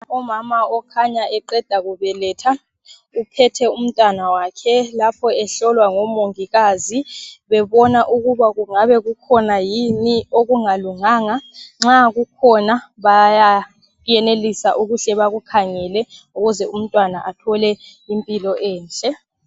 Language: North Ndebele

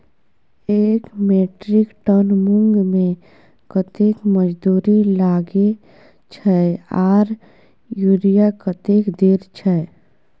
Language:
Maithili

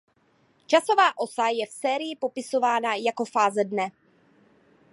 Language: Czech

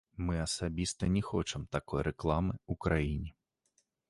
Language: Belarusian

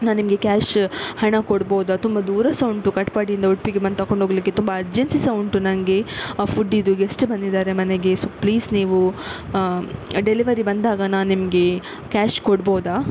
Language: Kannada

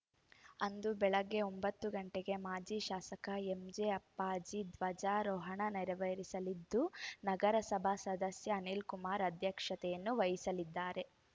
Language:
Kannada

